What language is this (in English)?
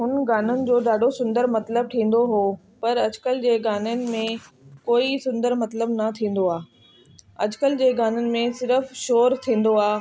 Sindhi